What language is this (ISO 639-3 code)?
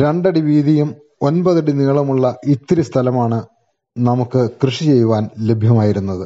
mal